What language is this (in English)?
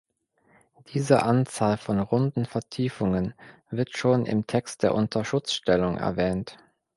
German